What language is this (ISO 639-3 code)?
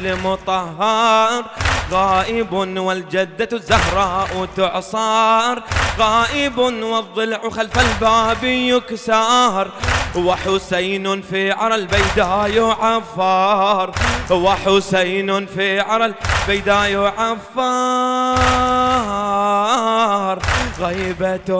ara